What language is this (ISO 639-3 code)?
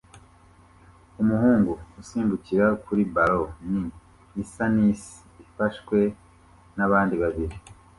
kin